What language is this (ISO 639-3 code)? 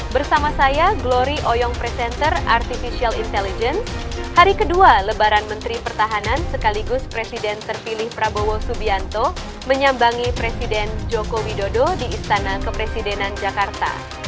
ind